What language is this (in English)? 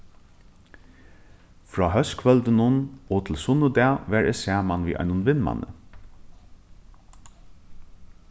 Faroese